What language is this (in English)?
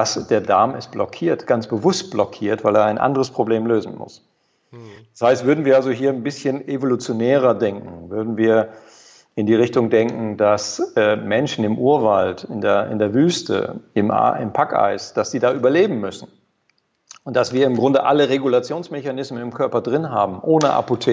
German